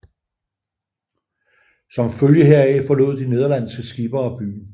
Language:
Danish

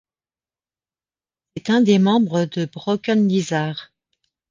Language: French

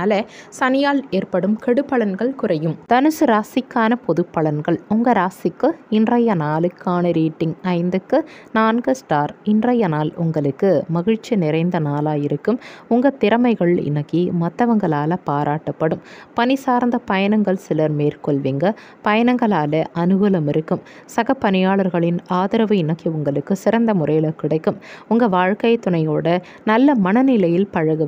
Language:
Turkish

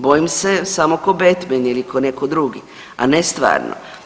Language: Croatian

